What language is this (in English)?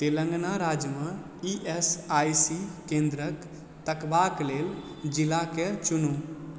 Maithili